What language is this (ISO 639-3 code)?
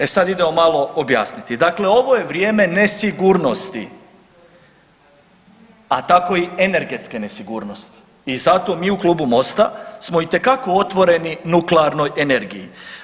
hrv